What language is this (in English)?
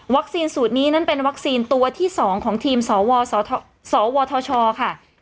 Thai